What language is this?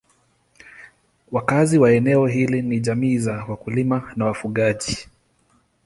Swahili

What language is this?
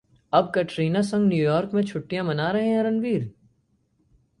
Hindi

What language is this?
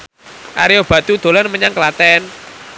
Javanese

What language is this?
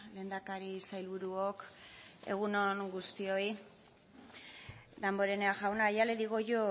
Basque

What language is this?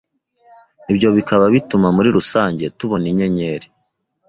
Kinyarwanda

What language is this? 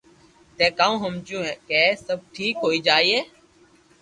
Loarki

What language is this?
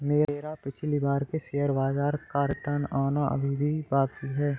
Hindi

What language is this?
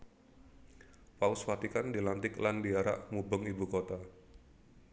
Javanese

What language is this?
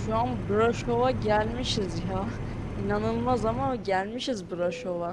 Turkish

